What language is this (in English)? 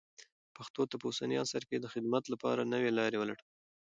Pashto